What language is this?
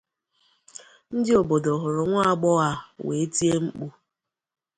Igbo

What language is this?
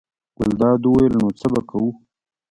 Pashto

